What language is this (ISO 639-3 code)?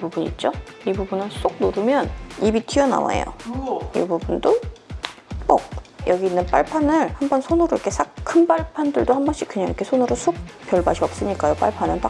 kor